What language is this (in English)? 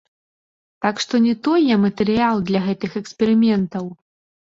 Belarusian